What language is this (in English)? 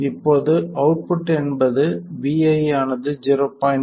Tamil